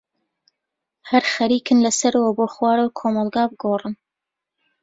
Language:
Central Kurdish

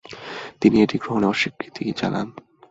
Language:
Bangla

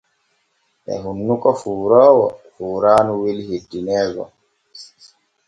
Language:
Borgu Fulfulde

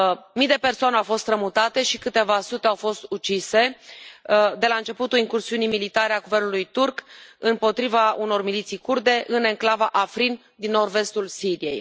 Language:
Romanian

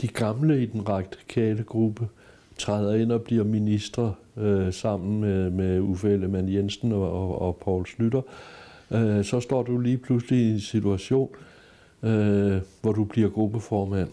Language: Danish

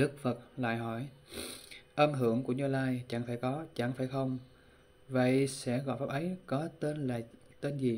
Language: Vietnamese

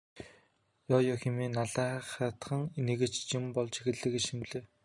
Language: Mongolian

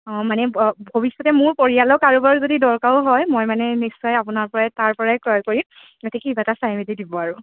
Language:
Assamese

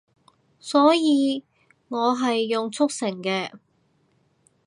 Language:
Cantonese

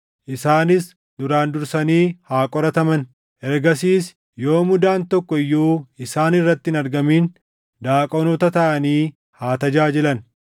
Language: Oromo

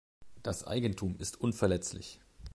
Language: German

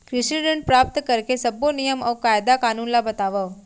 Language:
Chhattisgarhi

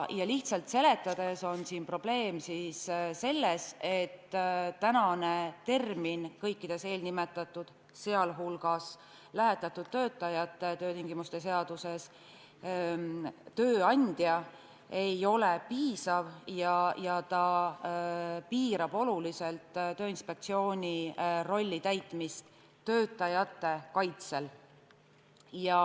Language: Estonian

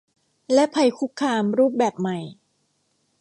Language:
Thai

